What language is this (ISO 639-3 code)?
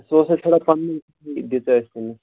kas